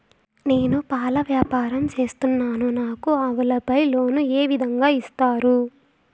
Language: Telugu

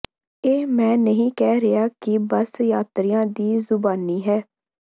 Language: Punjabi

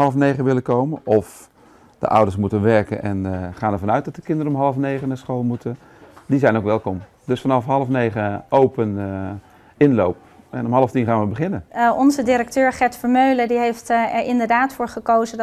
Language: Dutch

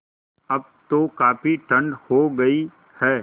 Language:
Hindi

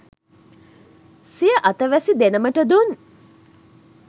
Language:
Sinhala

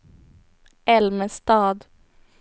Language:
Swedish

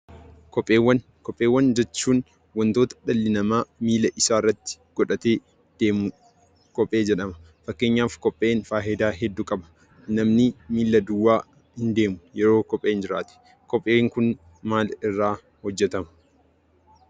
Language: Oromo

